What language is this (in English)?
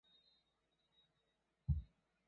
Chinese